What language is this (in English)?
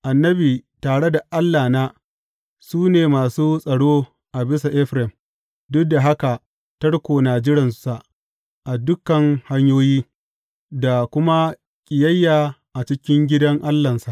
Hausa